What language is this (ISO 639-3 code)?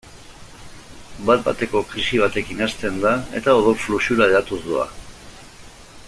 eus